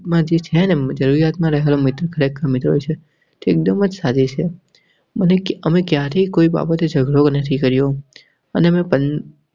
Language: Gujarati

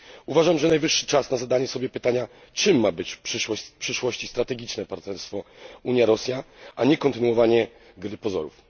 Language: Polish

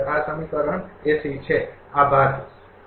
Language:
Gujarati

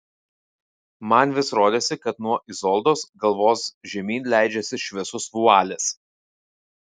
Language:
Lithuanian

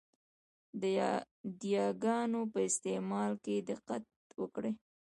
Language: Pashto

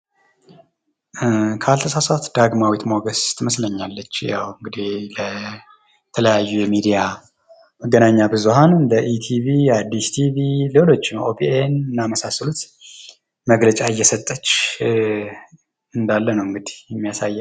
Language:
Amharic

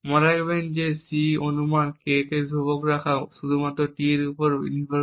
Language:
Bangla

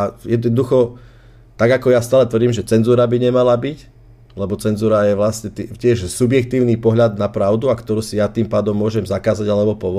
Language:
Slovak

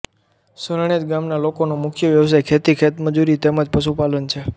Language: Gujarati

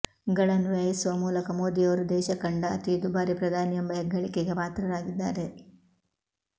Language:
Kannada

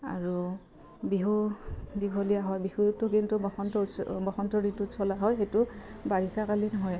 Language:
Assamese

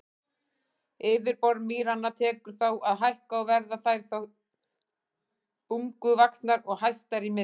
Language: Icelandic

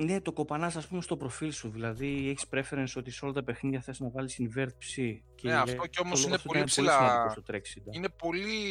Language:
Greek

